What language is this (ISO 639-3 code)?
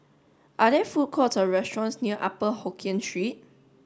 eng